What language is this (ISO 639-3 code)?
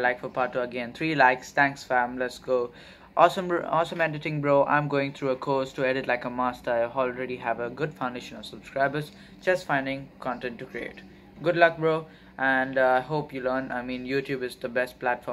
eng